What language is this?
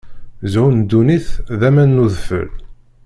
Kabyle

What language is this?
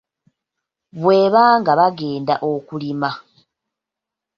Ganda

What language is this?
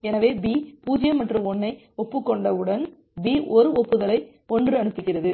Tamil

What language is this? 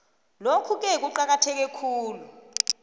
South Ndebele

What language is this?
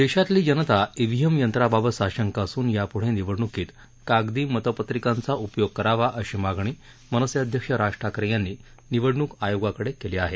Marathi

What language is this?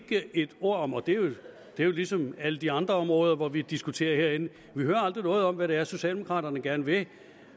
Danish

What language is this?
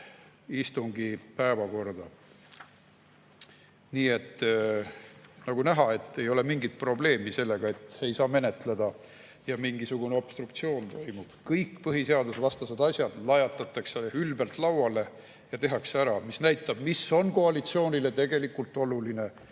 Estonian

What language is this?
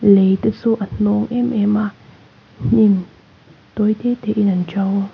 Mizo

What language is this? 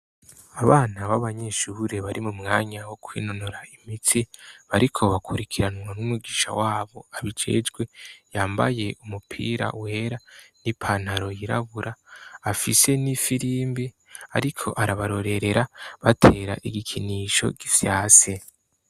Rundi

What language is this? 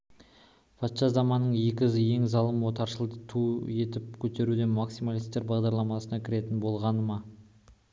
Kazakh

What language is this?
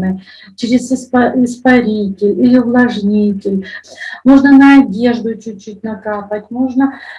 Russian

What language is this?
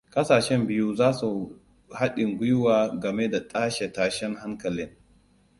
Hausa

